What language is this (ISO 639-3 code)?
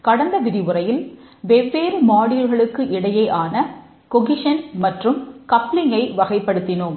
tam